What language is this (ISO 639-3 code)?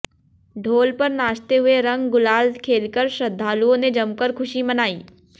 hin